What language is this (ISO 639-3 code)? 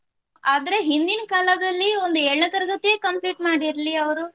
kan